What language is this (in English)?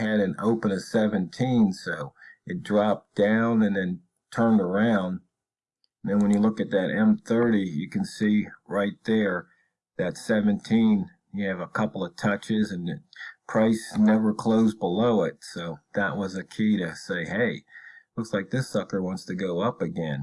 English